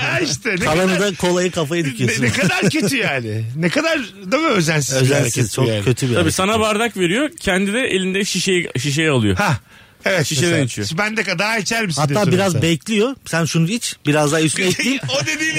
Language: Turkish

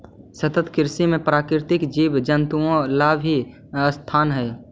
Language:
Magahi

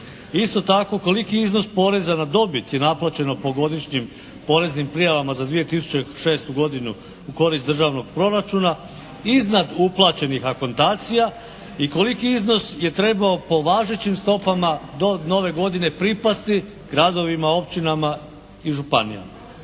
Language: Croatian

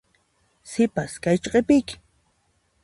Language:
Puno Quechua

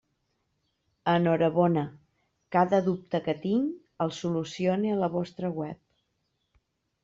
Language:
Catalan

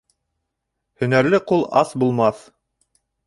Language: Bashkir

